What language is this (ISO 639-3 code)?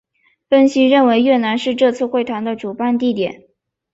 zho